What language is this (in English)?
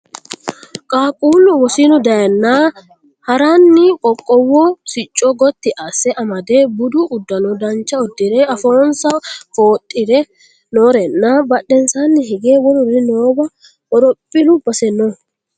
Sidamo